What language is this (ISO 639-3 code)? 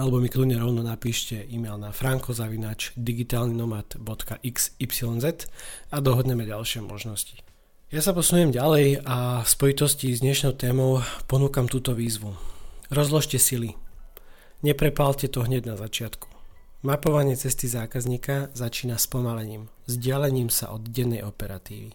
slk